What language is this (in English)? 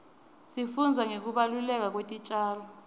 Swati